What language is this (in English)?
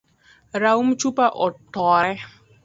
Luo (Kenya and Tanzania)